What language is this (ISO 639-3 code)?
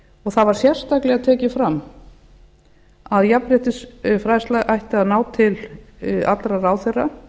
isl